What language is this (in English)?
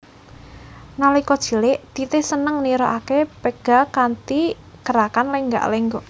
Javanese